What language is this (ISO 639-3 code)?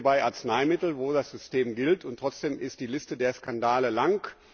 deu